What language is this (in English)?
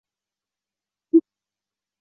Chinese